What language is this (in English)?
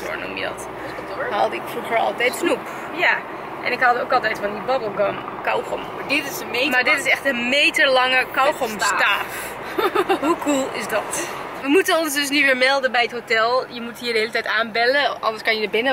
Dutch